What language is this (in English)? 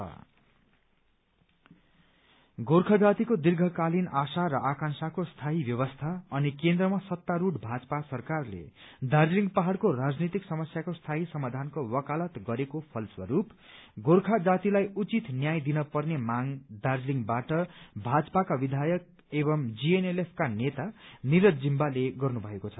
Nepali